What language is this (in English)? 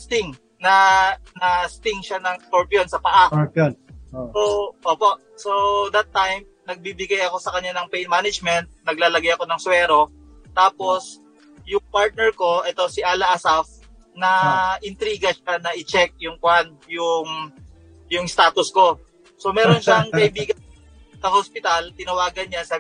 Filipino